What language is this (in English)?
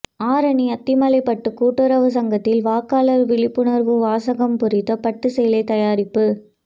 Tamil